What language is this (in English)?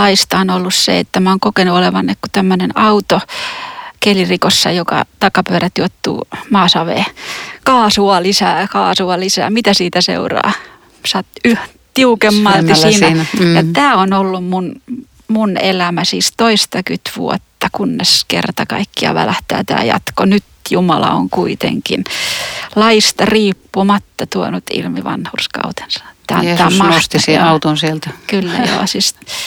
Finnish